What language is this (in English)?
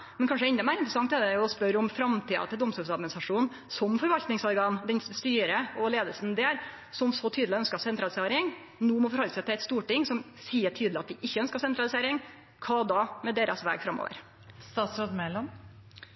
Norwegian Nynorsk